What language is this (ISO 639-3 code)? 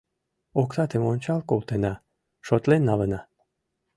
chm